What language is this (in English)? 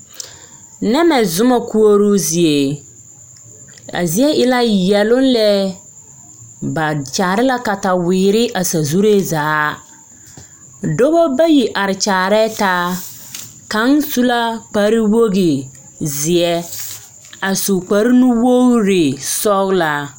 Southern Dagaare